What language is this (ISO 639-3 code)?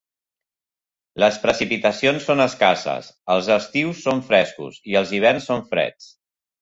cat